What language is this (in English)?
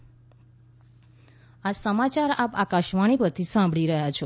Gujarati